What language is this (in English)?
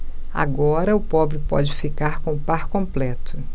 Portuguese